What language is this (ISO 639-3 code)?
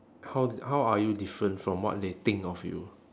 eng